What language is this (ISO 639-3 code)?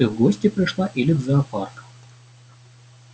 rus